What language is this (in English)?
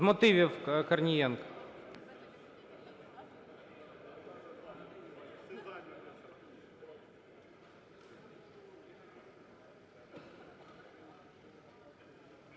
Ukrainian